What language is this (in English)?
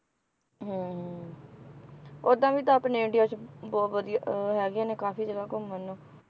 Punjabi